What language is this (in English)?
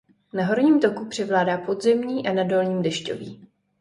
Czech